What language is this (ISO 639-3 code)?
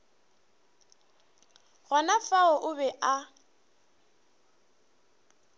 nso